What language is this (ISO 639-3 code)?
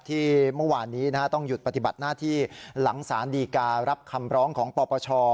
tha